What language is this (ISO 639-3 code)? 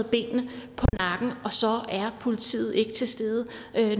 dan